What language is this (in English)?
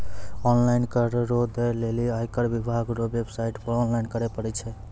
Maithili